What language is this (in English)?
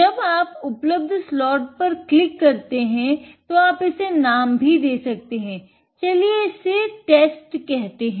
Hindi